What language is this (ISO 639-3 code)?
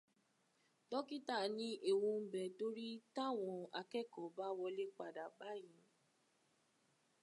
yor